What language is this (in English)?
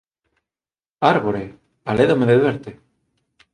Galician